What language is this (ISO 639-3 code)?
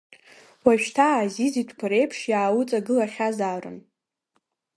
abk